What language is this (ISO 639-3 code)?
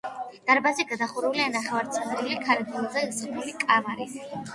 kat